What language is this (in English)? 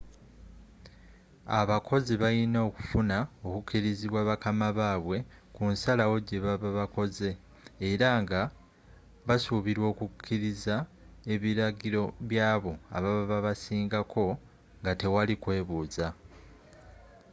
Ganda